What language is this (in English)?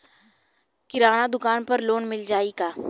Bhojpuri